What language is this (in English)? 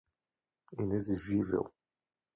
Portuguese